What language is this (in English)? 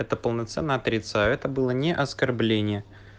Russian